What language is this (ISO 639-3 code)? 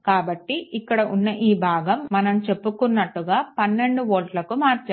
tel